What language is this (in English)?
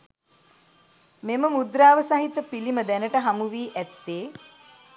Sinhala